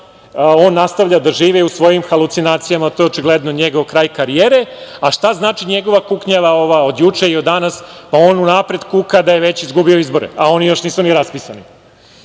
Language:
Serbian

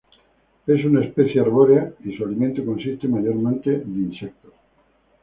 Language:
Spanish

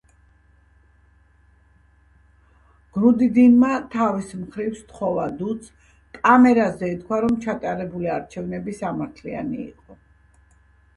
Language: Georgian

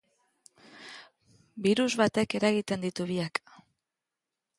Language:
Basque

